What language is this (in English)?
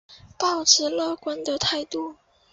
Chinese